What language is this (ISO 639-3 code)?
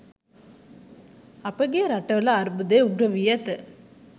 sin